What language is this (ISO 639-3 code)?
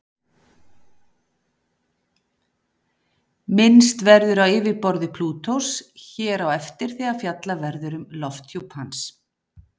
isl